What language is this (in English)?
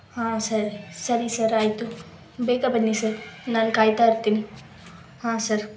Kannada